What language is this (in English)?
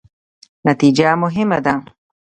Pashto